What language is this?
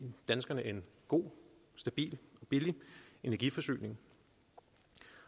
Danish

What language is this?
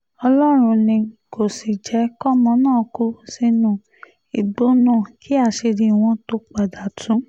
Yoruba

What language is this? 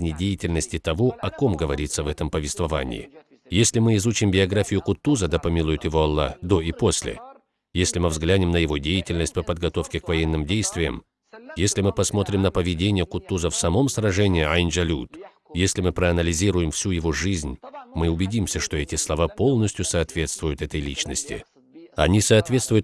Russian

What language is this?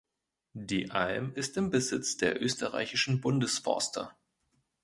German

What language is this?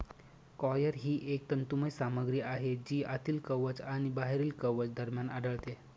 Marathi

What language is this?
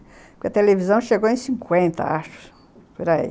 Portuguese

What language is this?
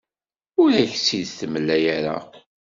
Kabyle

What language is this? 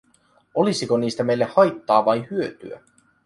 Finnish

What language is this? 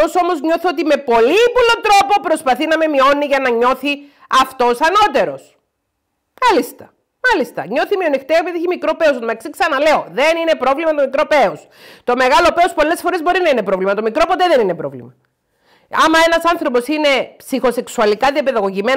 Greek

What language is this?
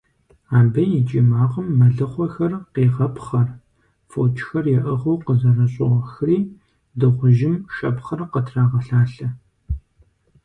Kabardian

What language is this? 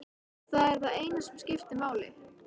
Icelandic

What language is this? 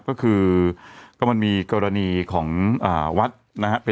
Thai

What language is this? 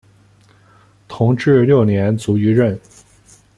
Chinese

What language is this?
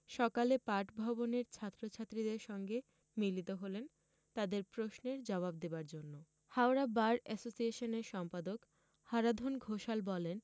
Bangla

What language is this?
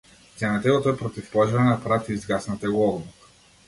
Macedonian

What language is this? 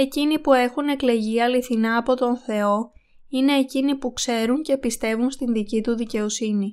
Greek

